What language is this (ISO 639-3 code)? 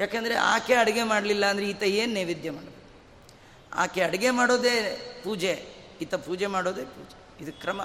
kan